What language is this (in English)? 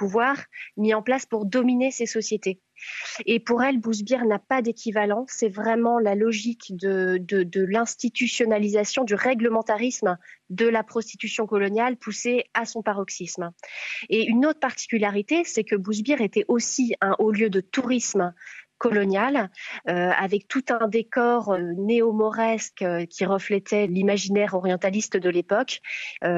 French